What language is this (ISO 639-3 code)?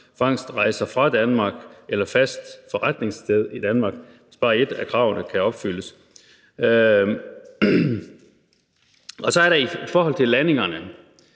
dan